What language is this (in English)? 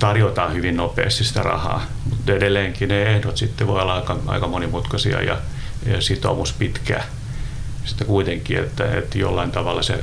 Finnish